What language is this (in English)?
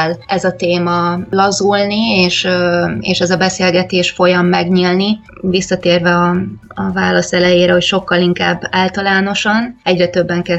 Hungarian